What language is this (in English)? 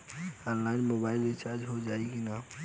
Bhojpuri